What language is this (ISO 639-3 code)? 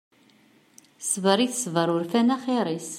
kab